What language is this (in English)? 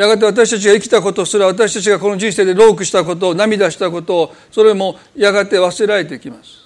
Japanese